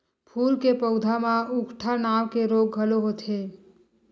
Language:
Chhattisgarhi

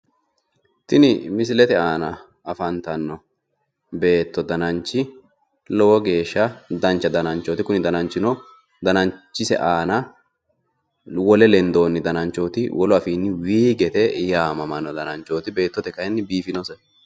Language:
Sidamo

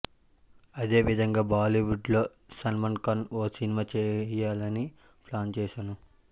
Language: Telugu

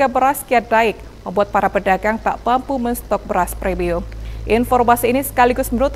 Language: Indonesian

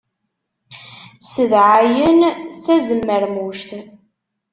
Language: Kabyle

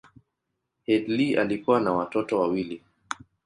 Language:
Swahili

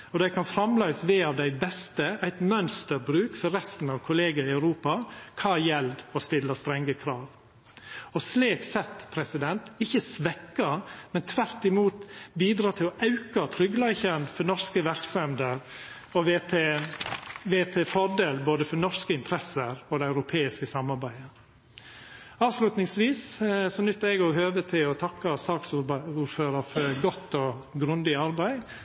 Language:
Norwegian Nynorsk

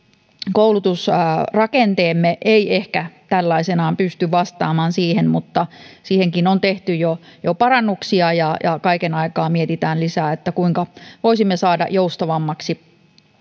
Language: Finnish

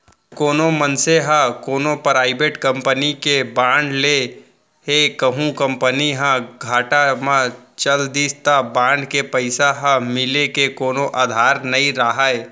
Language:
Chhattisgarhi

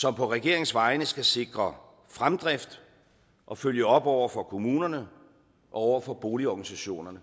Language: Danish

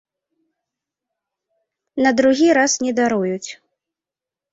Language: Belarusian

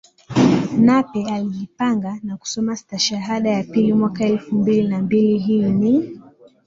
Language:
Swahili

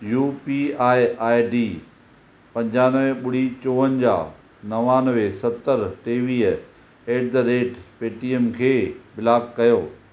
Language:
Sindhi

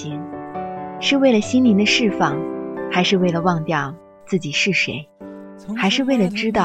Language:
Chinese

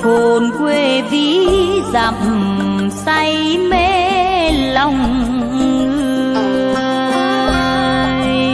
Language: Vietnamese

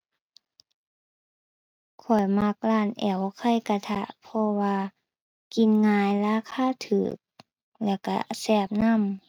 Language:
Thai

